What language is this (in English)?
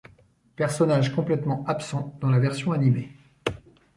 French